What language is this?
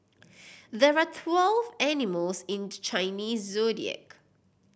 English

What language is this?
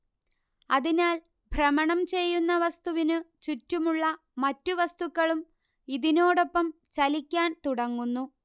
Malayalam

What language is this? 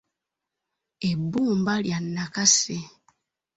Ganda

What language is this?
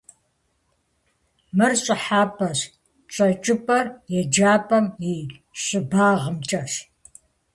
Kabardian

